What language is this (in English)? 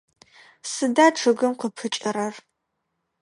Adyghe